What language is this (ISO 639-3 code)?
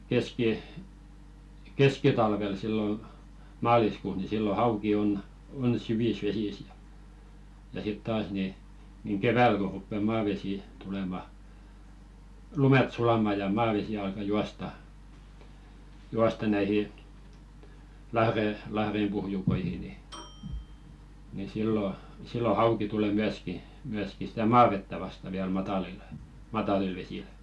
fin